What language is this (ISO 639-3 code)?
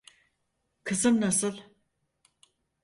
tur